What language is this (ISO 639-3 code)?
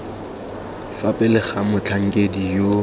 tsn